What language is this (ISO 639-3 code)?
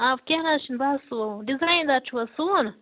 kas